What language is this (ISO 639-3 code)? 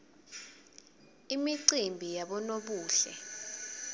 ssw